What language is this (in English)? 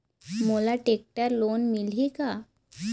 Chhattisgarhi